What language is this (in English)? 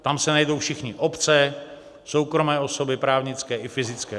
Czech